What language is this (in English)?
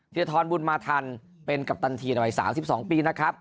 Thai